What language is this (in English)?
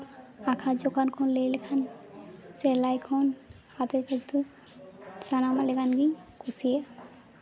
Santali